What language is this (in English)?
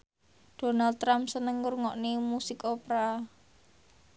Javanese